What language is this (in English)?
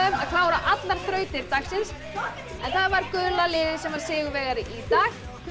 Icelandic